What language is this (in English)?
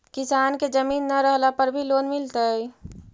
Magahi